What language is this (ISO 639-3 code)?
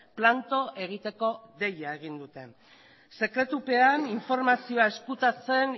eus